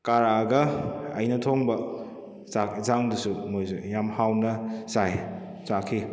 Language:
Manipuri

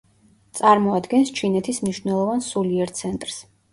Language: Georgian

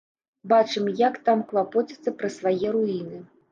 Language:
Belarusian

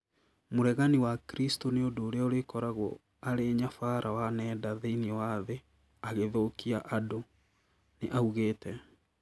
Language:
Kikuyu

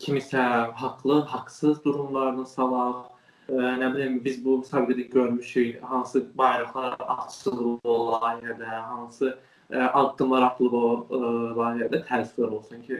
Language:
Turkish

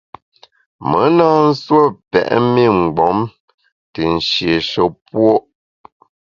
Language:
Bamun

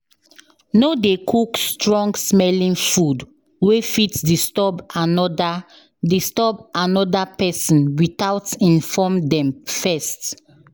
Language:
Nigerian Pidgin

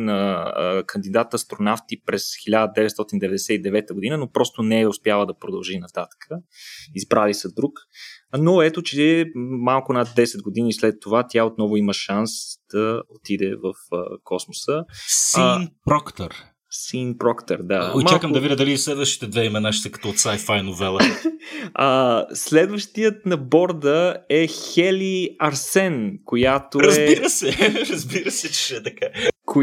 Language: Bulgarian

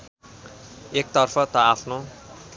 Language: Nepali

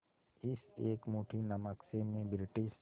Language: Hindi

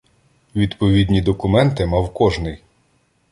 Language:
Ukrainian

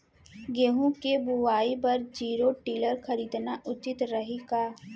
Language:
Chhattisgarhi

